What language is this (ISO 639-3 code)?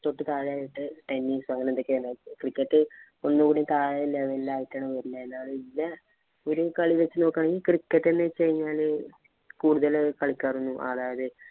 mal